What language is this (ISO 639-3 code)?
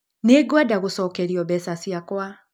kik